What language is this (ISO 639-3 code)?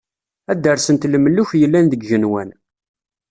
kab